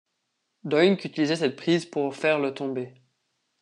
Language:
French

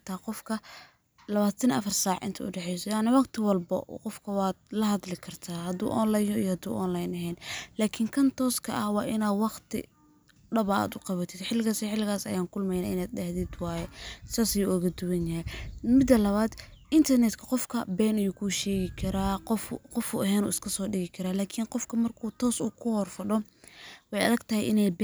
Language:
Somali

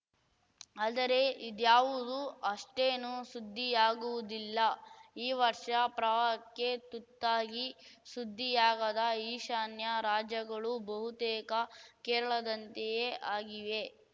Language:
Kannada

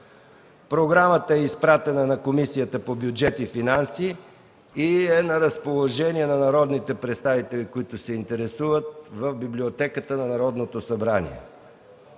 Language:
Bulgarian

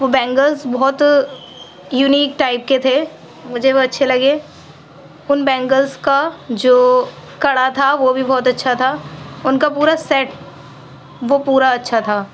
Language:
Urdu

